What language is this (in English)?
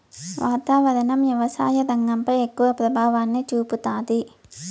Telugu